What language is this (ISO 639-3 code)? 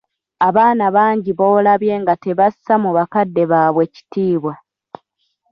lug